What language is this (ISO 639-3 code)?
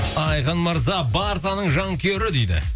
kaz